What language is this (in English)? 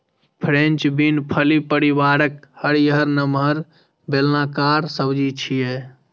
Maithili